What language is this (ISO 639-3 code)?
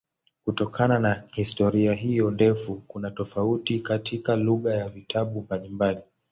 swa